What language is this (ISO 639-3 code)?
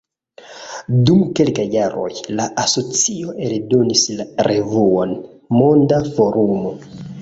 epo